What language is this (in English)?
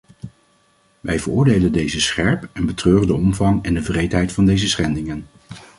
Dutch